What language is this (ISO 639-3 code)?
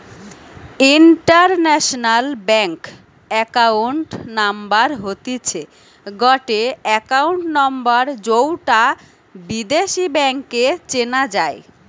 ben